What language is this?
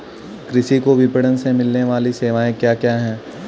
Hindi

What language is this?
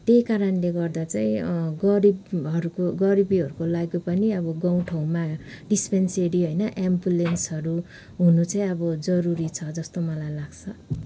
Nepali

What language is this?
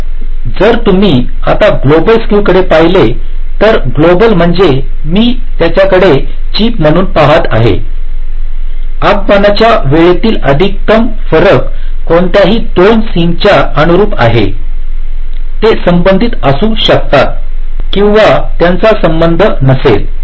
Marathi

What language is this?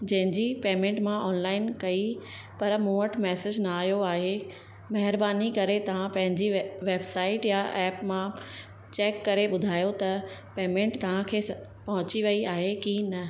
Sindhi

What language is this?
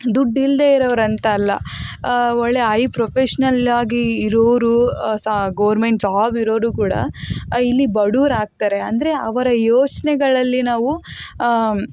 Kannada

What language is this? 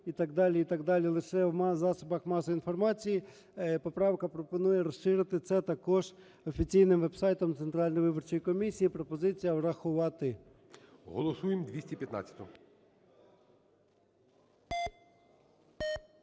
Ukrainian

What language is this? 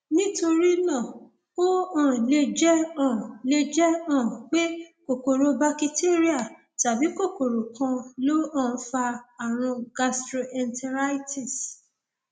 Yoruba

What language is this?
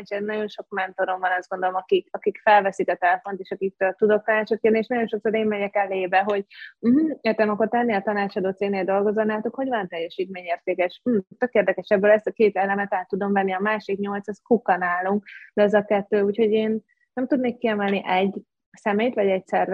Hungarian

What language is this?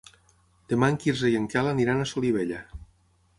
Catalan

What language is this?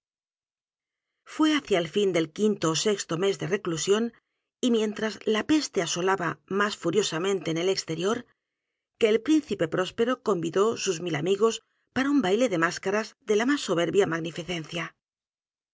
Spanish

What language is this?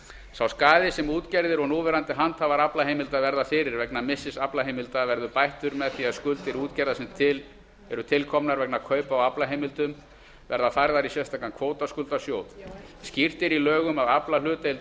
Icelandic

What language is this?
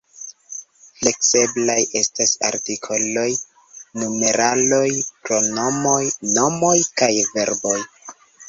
Esperanto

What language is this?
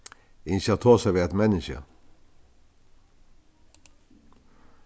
Faroese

